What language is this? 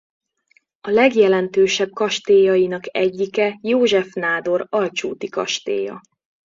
Hungarian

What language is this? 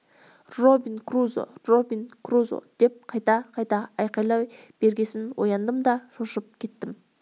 Kazakh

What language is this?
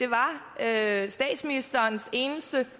Danish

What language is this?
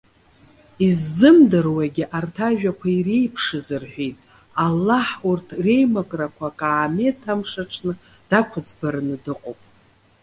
Abkhazian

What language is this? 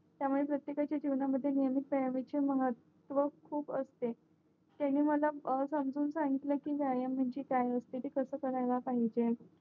Marathi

